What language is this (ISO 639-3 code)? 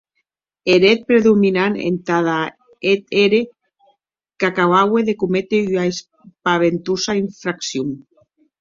oci